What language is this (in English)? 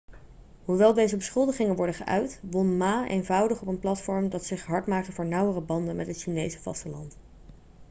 Dutch